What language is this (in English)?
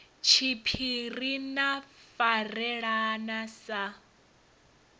Venda